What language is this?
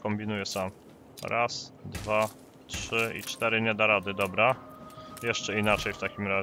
Polish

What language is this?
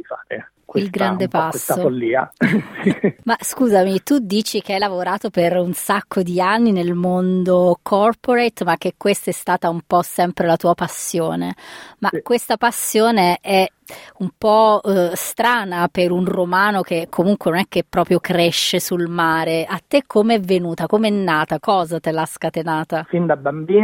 Italian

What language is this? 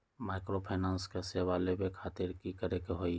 Magahi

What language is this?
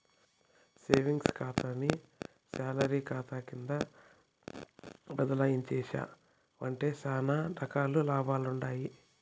Telugu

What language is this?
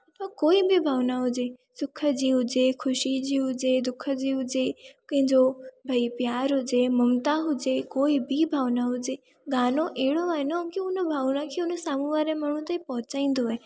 Sindhi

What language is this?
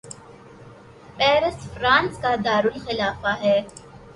Urdu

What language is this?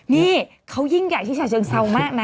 Thai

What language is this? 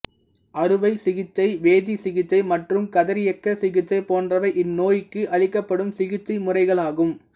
Tamil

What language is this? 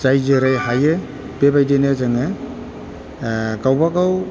Bodo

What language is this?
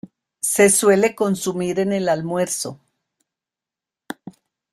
Spanish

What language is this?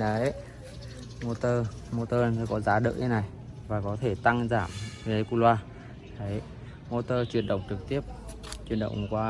Vietnamese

